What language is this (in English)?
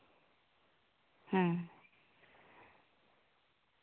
Santali